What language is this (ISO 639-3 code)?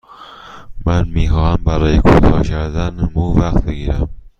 fas